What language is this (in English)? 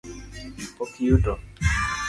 Luo (Kenya and Tanzania)